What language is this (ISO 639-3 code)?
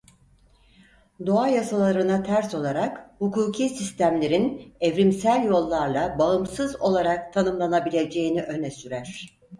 tur